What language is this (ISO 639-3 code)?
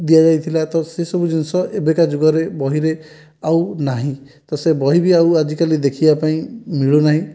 ori